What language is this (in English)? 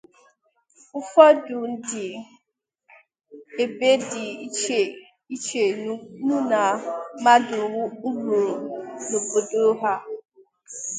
Igbo